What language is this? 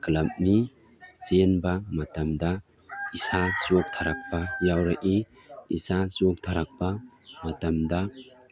Manipuri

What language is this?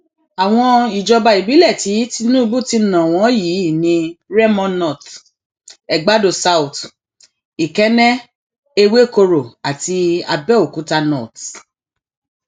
Yoruba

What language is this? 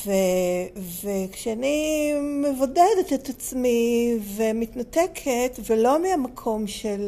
Hebrew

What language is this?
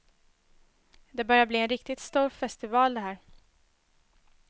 Swedish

